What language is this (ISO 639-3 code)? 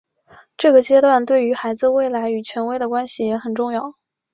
zho